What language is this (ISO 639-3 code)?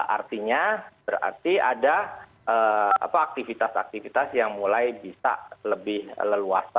ind